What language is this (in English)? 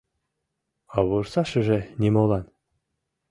Mari